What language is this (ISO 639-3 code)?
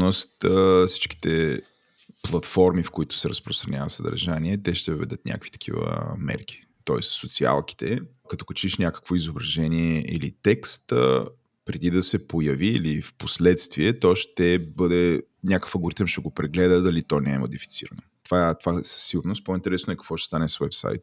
bul